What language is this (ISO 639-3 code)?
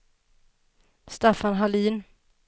swe